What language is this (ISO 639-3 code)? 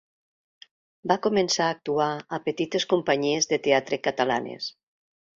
cat